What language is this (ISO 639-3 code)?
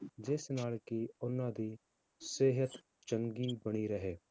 pan